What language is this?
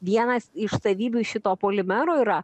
Lithuanian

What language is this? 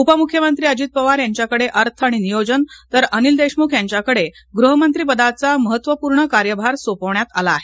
Marathi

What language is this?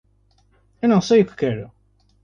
Portuguese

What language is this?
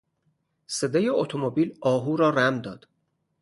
Persian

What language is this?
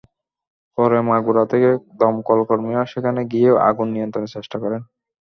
Bangla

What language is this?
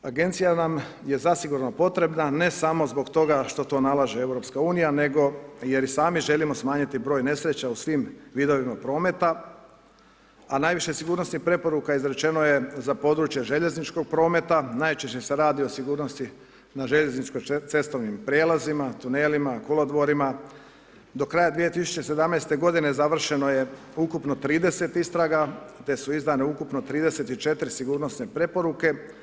Croatian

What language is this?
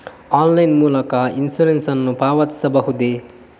Kannada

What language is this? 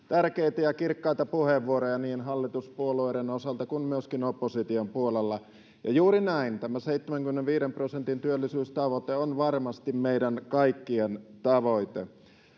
Finnish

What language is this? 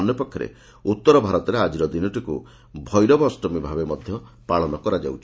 Odia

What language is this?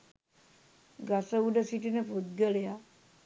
Sinhala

